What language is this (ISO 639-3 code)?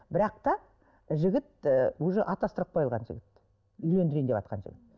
kaz